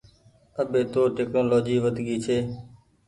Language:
Goaria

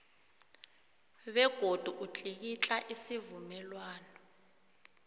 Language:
South Ndebele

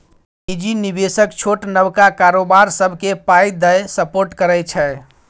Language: Maithili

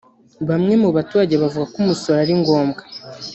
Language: Kinyarwanda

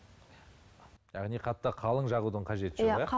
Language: Kazakh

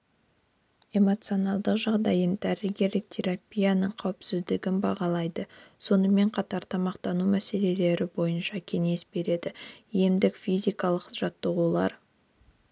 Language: Kazakh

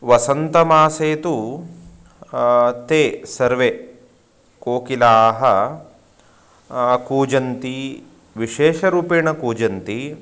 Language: Sanskrit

